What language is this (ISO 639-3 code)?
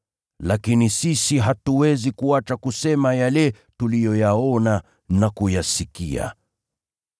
swa